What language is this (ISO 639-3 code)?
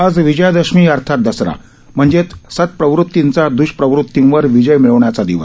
mar